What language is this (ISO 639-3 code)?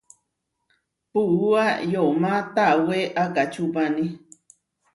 var